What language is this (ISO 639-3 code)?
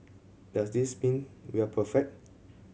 eng